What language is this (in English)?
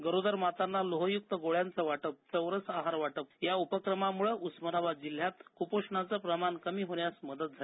Marathi